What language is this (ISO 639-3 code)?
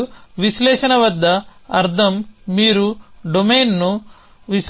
tel